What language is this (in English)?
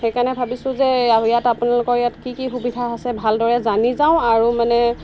Assamese